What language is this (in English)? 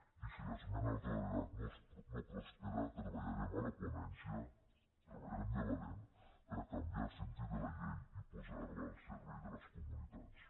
Catalan